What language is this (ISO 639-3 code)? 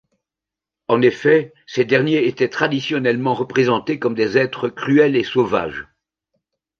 fra